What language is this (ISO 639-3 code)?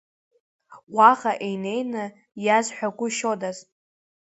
abk